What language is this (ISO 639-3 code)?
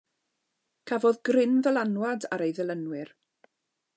cym